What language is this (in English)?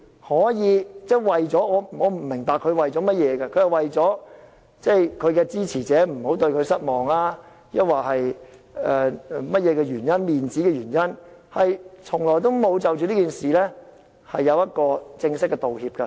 Cantonese